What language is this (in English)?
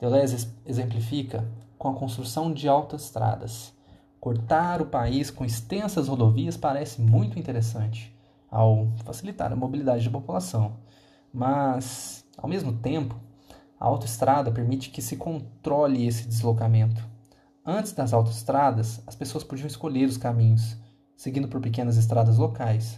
Portuguese